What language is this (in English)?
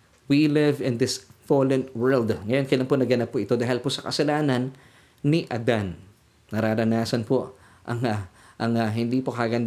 Filipino